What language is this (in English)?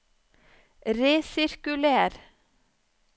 Norwegian